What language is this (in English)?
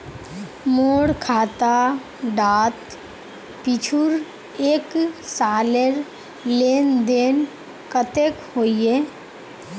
Magahi